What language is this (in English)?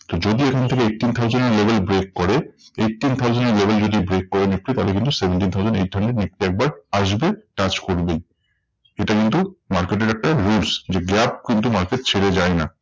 Bangla